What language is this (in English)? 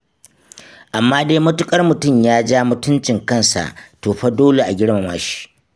Hausa